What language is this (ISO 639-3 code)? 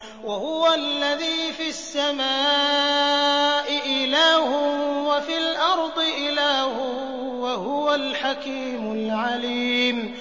ara